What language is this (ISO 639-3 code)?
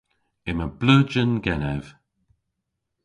cor